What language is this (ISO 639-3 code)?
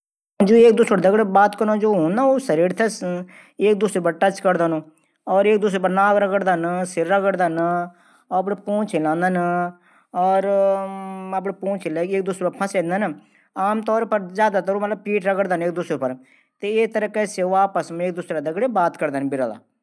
gbm